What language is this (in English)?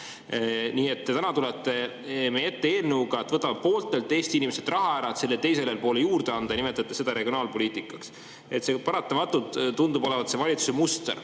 Estonian